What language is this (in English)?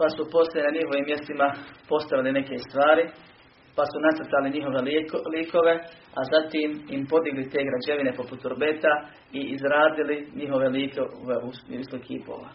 Croatian